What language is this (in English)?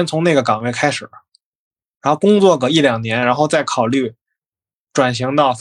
Chinese